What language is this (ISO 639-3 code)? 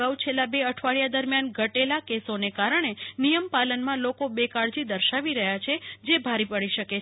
guj